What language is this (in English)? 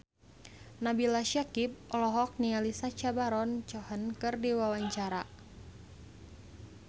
Sundanese